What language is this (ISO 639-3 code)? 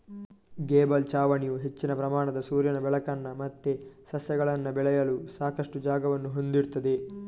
kan